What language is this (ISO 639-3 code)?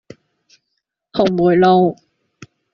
yue